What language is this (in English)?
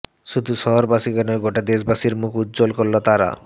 Bangla